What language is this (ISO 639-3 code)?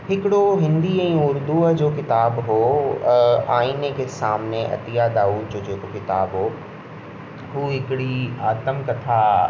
snd